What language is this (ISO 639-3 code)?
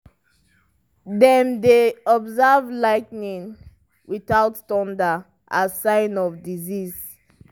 pcm